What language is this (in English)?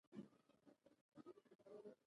Pashto